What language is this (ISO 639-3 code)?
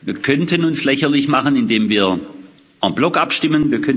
deu